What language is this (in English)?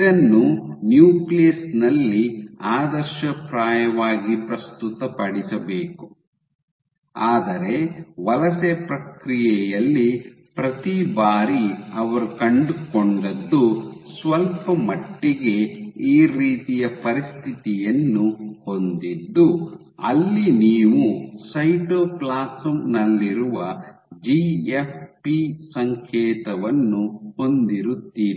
Kannada